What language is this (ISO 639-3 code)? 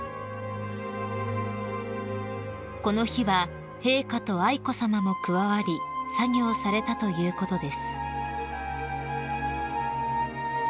jpn